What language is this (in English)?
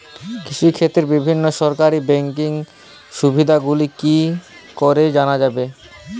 Bangla